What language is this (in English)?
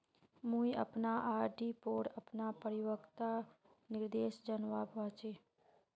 Magahi